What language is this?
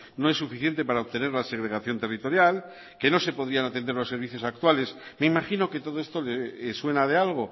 Spanish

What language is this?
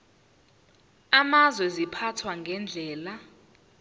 Zulu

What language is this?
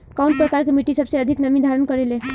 Bhojpuri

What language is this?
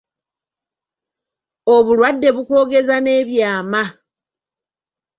Ganda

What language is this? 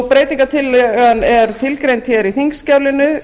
Icelandic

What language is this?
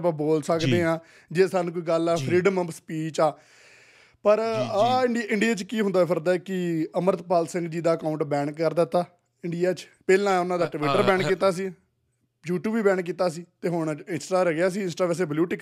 Punjabi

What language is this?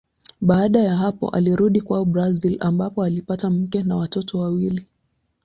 Swahili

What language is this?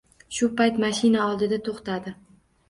Uzbek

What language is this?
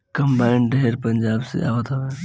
Bhojpuri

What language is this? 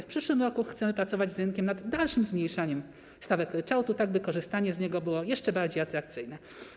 Polish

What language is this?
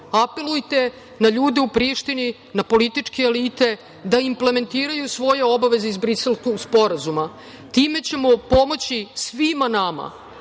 Serbian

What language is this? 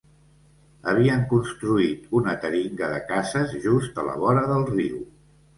Catalan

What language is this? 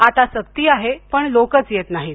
Marathi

